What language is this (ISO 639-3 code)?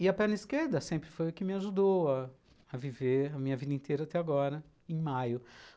por